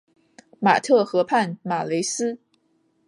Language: Chinese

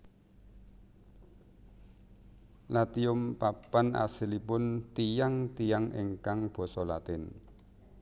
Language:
Javanese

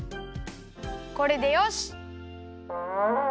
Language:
Japanese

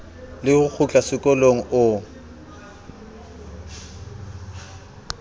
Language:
Southern Sotho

